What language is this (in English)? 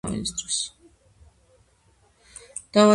Georgian